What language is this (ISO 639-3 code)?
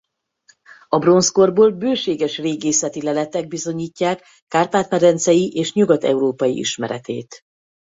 hun